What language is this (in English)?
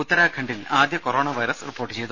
Malayalam